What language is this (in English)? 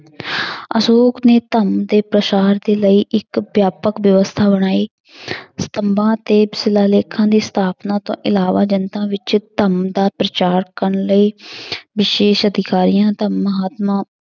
Punjabi